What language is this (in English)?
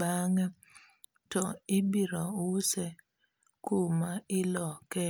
Luo (Kenya and Tanzania)